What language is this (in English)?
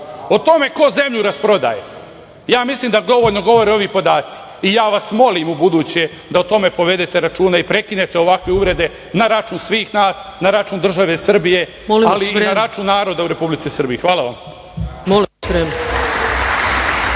Serbian